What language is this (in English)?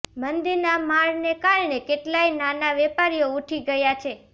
Gujarati